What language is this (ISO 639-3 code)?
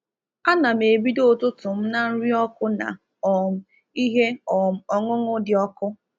ibo